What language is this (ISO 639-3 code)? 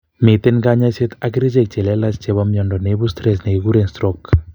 kln